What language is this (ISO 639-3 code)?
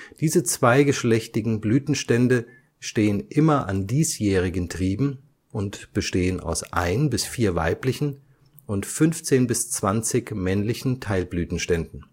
deu